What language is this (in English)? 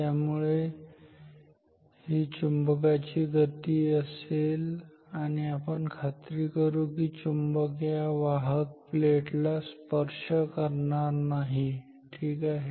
Marathi